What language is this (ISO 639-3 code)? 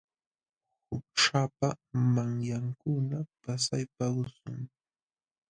qxw